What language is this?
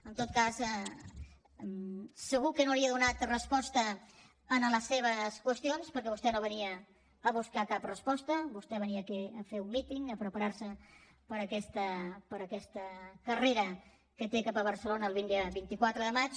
Catalan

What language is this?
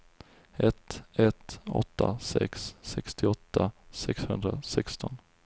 Swedish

